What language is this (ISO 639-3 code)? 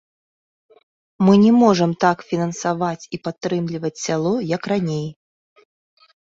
bel